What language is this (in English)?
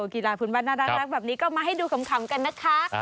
Thai